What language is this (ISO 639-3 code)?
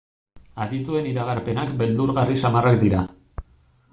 eus